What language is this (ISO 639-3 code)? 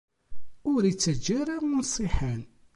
kab